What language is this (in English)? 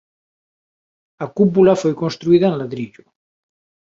Galician